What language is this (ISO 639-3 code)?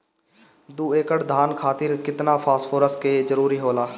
bho